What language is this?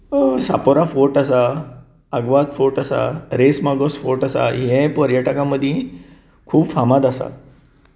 Konkani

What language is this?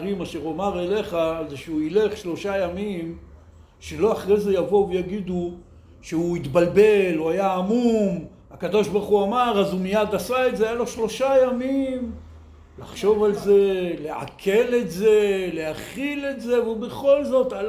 Hebrew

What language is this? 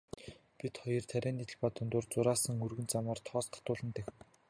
Mongolian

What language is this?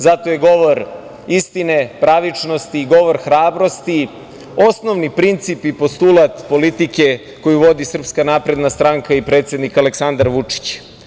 Serbian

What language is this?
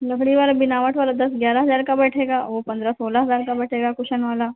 Hindi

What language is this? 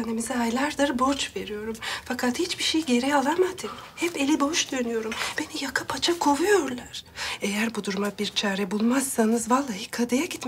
Turkish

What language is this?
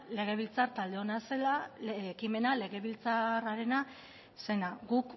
Basque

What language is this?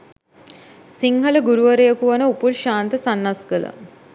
Sinhala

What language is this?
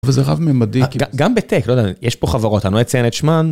Hebrew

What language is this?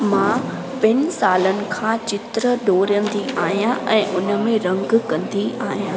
Sindhi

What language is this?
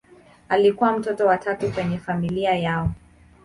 Swahili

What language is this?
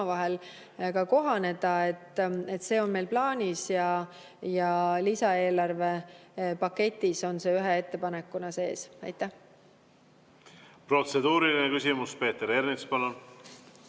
Estonian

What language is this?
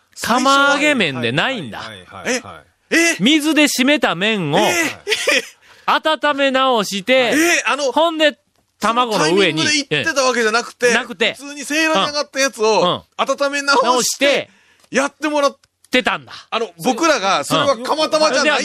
Japanese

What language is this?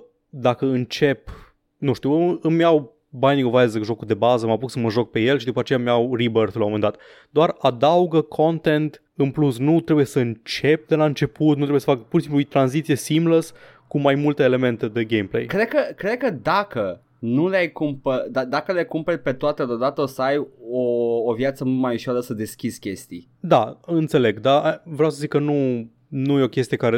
Romanian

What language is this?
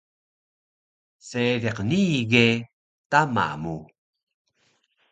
Taroko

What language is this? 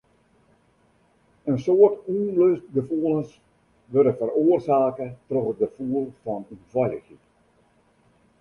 Western Frisian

